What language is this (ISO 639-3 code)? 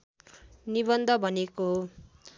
nep